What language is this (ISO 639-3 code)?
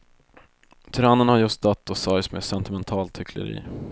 swe